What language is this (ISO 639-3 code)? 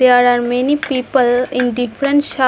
eng